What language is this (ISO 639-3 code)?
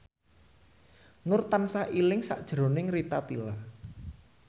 jav